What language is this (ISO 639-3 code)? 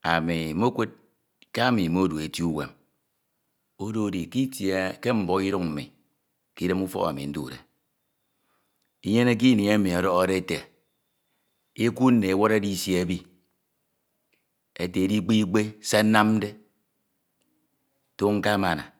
itw